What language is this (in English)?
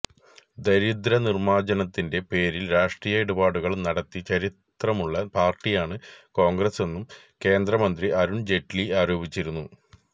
Malayalam